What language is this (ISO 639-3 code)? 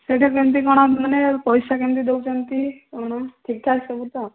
ori